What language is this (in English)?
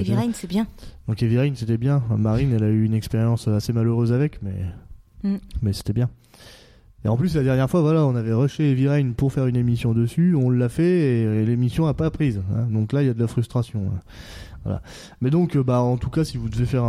French